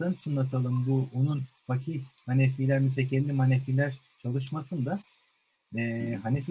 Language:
Turkish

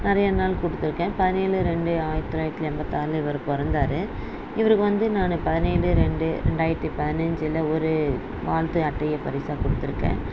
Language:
Tamil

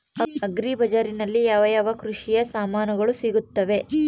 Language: Kannada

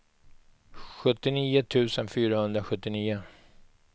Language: Swedish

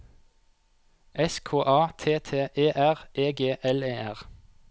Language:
Norwegian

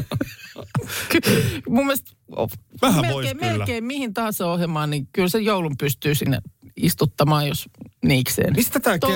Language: Finnish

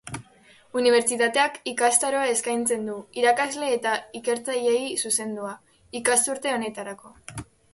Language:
Basque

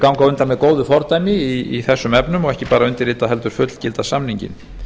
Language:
Icelandic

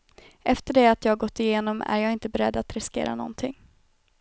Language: Swedish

